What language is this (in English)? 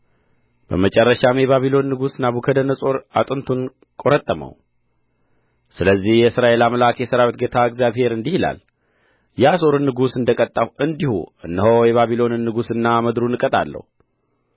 Amharic